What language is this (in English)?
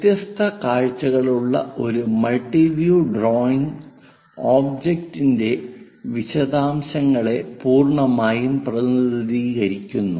Malayalam